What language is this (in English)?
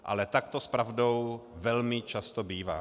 Czech